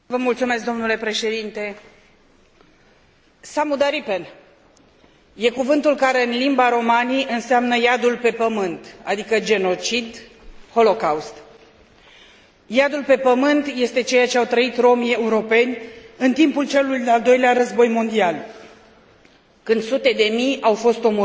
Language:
Romanian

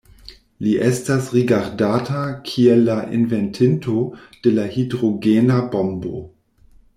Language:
Esperanto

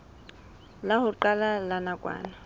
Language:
Southern Sotho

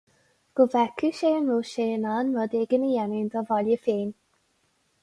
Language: Irish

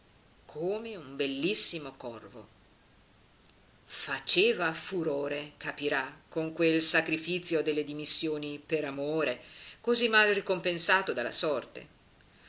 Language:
Italian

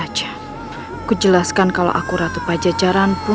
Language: Indonesian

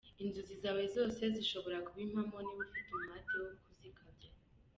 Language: Kinyarwanda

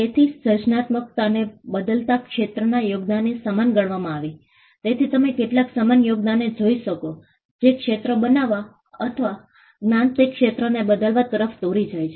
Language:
Gujarati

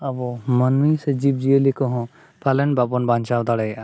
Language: Santali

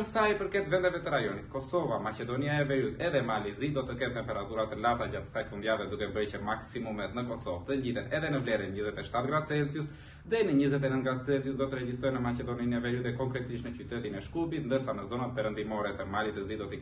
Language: Romanian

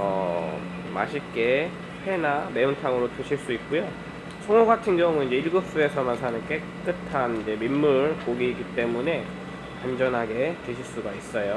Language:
Korean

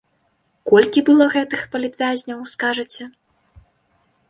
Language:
Belarusian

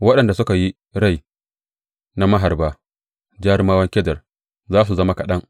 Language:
Hausa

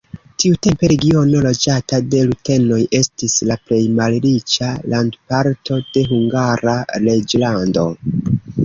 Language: Esperanto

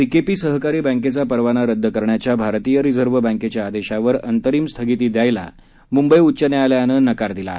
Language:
Marathi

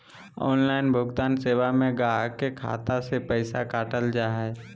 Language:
Magahi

